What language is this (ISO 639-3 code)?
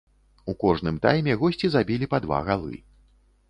bel